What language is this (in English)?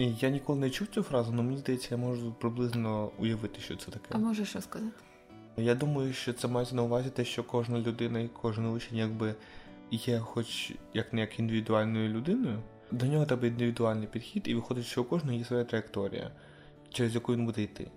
Ukrainian